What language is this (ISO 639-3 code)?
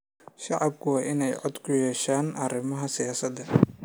som